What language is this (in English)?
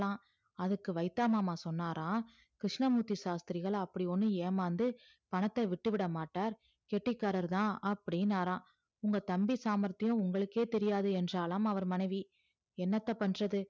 Tamil